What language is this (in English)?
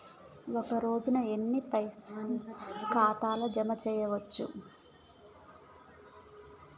Telugu